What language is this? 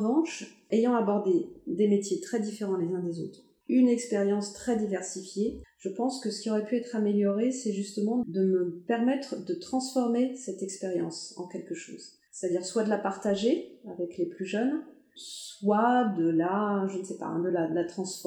French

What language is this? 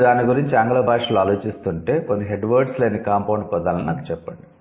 Telugu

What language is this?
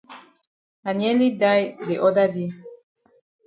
Cameroon Pidgin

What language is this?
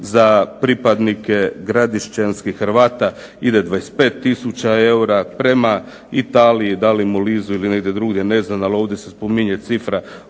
Croatian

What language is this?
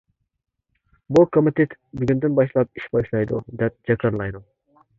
Uyghur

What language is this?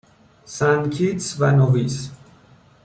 Persian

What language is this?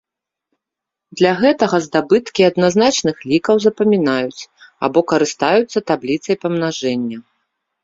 Belarusian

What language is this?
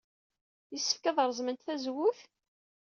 Kabyle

